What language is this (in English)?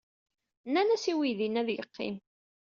Kabyle